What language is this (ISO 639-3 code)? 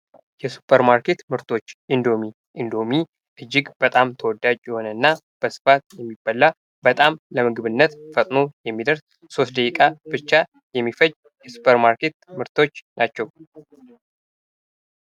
amh